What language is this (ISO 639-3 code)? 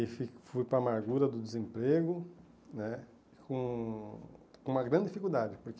por